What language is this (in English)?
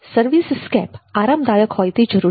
Gujarati